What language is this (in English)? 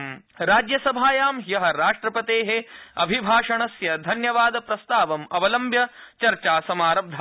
Sanskrit